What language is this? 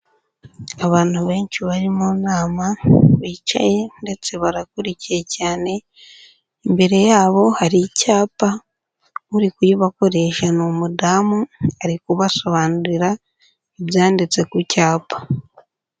Kinyarwanda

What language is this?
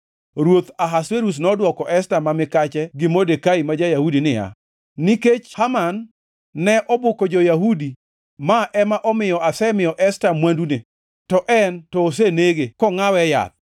Luo (Kenya and Tanzania)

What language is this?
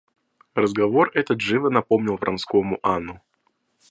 Russian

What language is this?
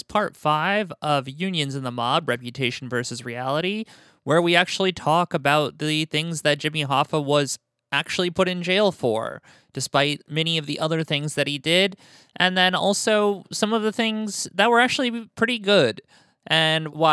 English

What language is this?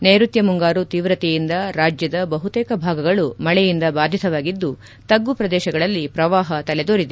Kannada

